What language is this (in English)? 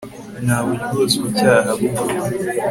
Kinyarwanda